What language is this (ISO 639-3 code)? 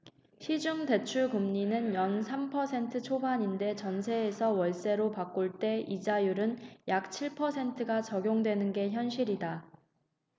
kor